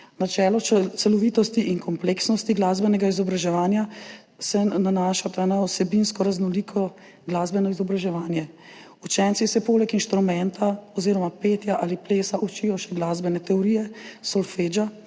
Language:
Slovenian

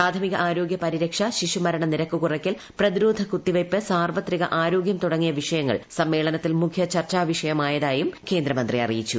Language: Malayalam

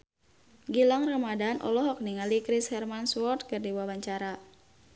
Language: Sundanese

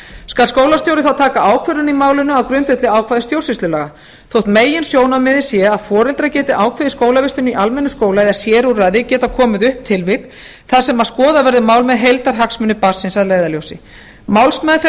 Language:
Icelandic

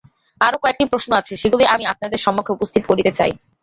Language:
Bangla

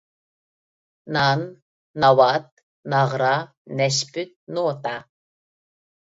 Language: Uyghur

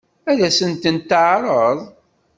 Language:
Kabyle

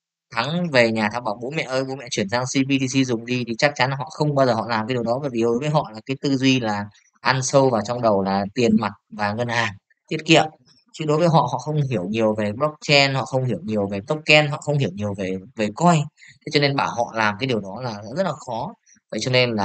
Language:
Vietnamese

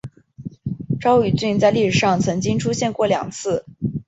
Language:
Chinese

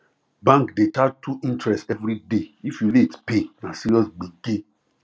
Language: Nigerian Pidgin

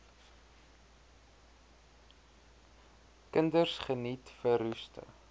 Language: Afrikaans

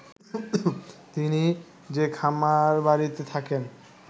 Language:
Bangla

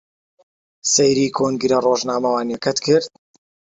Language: Central Kurdish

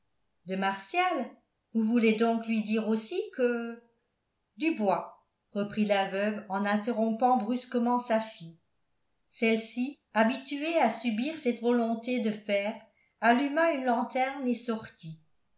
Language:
French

